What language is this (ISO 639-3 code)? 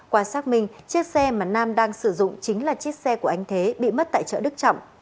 vie